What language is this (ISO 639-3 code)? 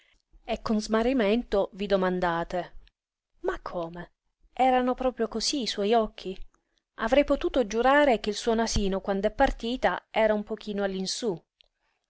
ita